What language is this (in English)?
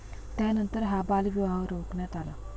Marathi